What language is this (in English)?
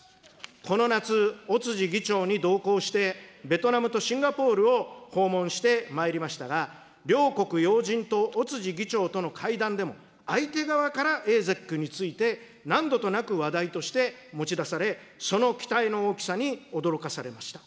Japanese